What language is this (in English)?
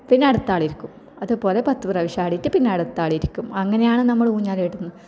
Malayalam